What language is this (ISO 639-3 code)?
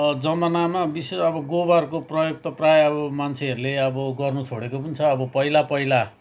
nep